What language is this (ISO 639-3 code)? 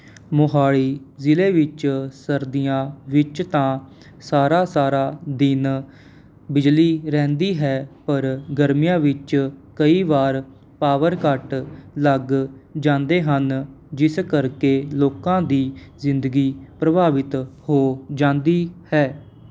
pan